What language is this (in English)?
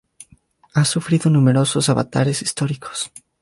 Spanish